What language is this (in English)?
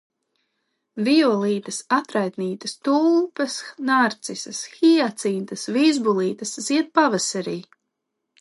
Latvian